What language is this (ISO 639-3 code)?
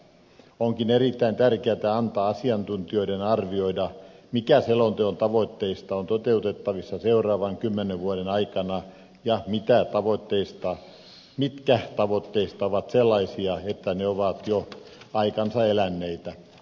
fin